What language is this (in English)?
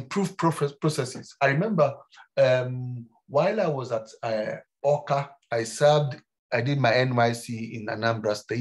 English